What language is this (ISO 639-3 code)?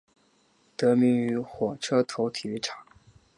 zho